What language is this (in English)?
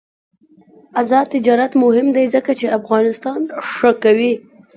Pashto